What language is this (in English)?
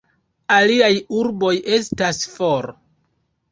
Esperanto